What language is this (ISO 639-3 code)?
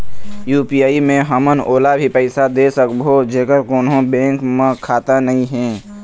hne